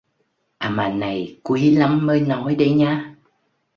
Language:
Vietnamese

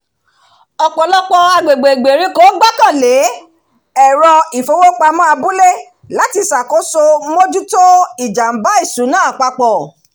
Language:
Yoruba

